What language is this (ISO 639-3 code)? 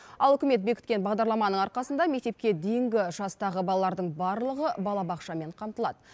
kaz